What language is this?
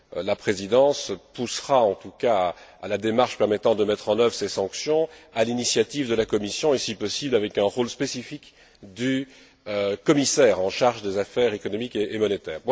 French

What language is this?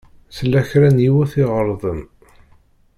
Kabyle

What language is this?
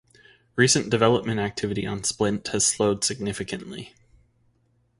English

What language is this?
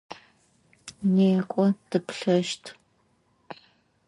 Adyghe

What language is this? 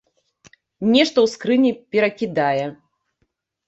Belarusian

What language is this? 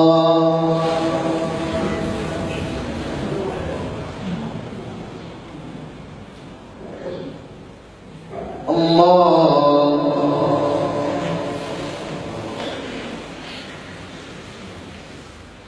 Arabic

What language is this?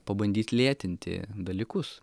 Lithuanian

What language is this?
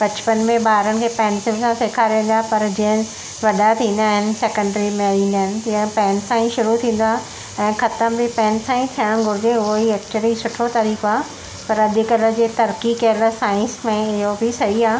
Sindhi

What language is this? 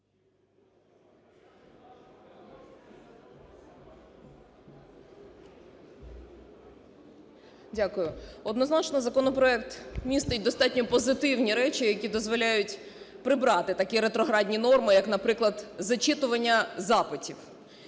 Ukrainian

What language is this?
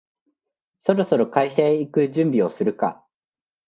Japanese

